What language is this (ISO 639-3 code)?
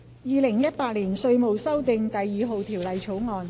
yue